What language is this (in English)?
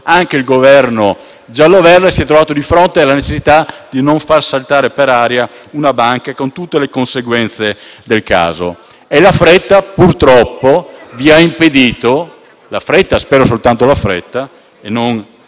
Italian